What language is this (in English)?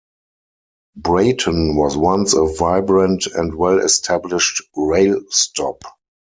English